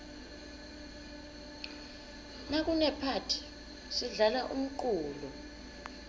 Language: Swati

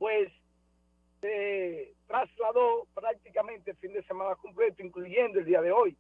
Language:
Spanish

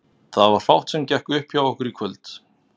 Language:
Icelandic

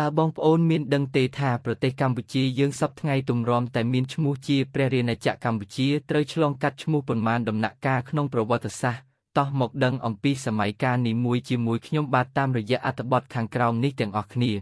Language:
Vietnamese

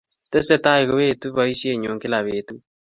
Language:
Kalenjin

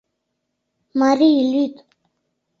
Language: Mari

